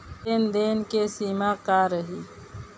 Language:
Bhojpuri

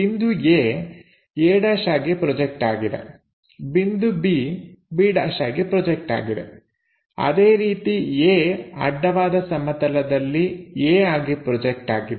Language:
Kannada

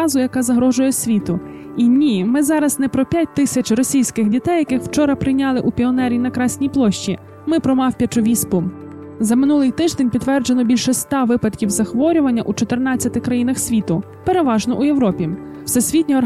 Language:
Ukrainian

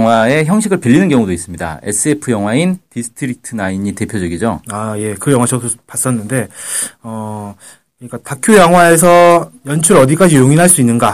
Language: Korean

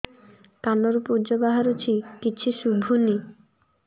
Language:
Odia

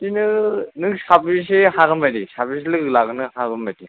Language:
Bodo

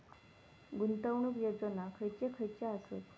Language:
Marathi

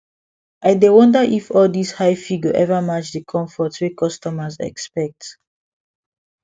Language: Nigerian Pidgin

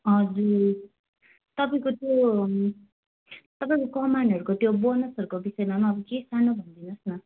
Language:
Nepali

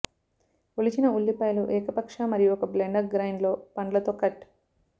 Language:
Telugu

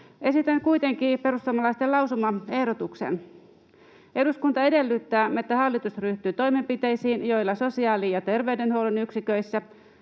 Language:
Finnish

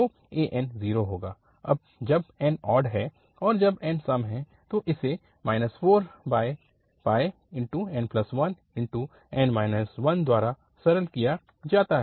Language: Hindi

